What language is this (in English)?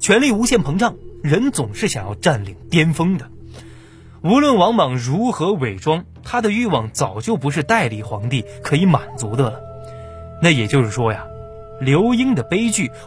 Chinese